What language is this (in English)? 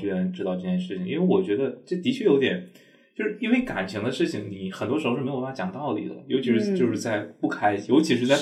Chinese